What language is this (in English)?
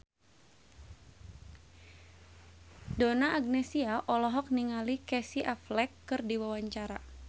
Sundanese